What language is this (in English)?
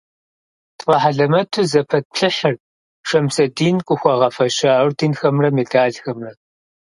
Kabardian